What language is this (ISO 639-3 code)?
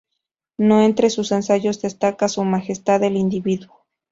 spa